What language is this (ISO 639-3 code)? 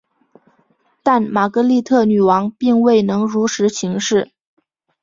zho